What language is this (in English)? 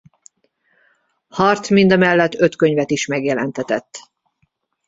Hungarian